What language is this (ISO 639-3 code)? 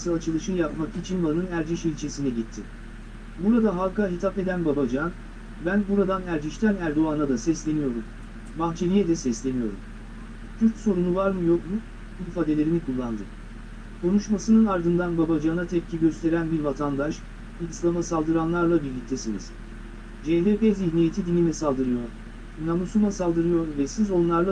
tur